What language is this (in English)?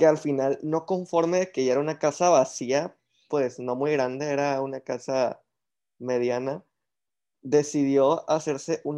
Spanish